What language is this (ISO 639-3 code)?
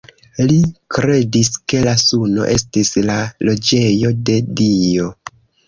epo